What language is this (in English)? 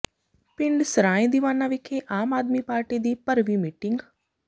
Punjabi